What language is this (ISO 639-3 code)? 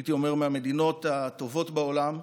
heb